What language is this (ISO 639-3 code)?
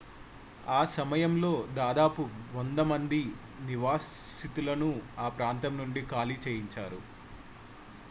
tel